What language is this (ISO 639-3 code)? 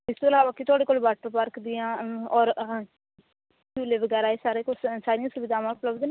pan